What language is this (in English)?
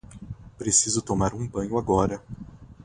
Portuguese